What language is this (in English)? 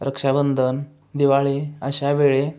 Marathi